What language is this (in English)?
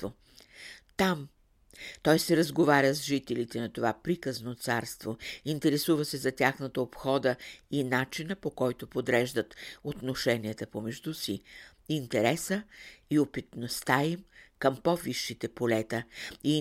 Bulgarian